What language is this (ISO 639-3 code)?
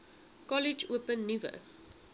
afr